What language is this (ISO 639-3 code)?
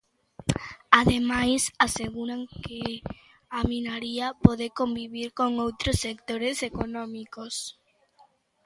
glg